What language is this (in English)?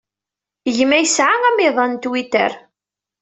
Kabyle